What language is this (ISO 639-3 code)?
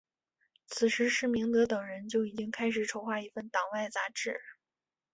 zho